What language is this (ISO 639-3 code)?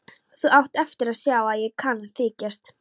isl